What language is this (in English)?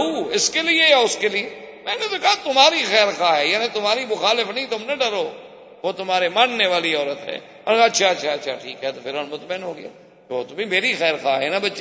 Urdu